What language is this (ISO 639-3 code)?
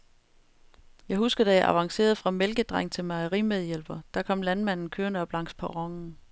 dan